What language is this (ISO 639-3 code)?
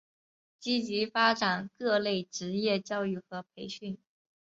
zho